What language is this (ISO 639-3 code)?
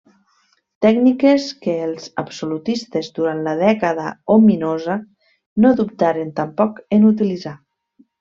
cat